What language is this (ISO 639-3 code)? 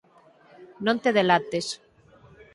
glg